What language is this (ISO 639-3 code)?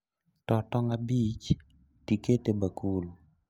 luo